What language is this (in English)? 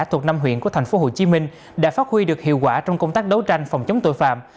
Vietnamese